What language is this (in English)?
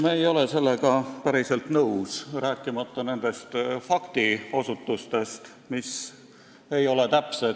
Estonian